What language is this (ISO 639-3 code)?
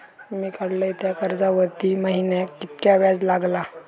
mar